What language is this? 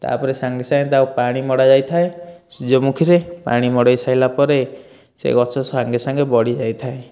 Odia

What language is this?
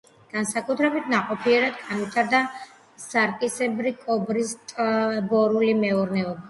Georgian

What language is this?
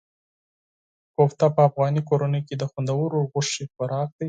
Pashto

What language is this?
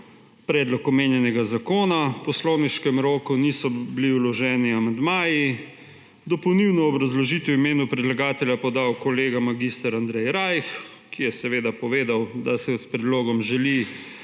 Slovenian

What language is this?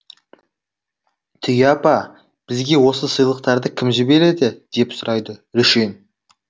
Kazakh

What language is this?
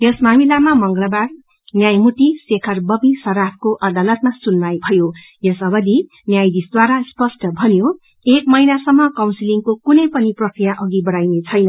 Nepali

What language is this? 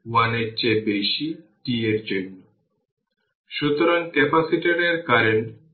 Bangla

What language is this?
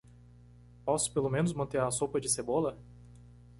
Portuguese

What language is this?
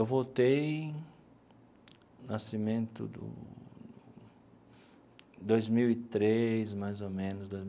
Portuguese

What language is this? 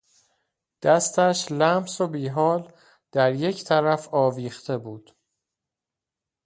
Persian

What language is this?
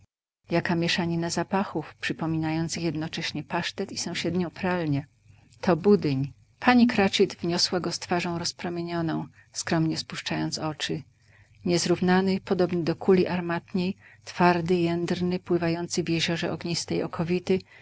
Polish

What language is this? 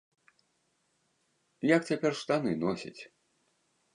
Belarusian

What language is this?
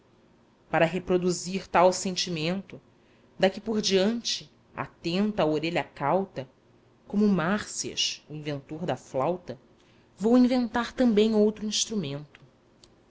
Portuguese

